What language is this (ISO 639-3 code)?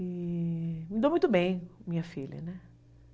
por